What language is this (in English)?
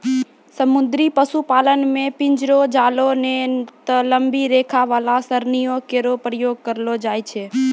Maithili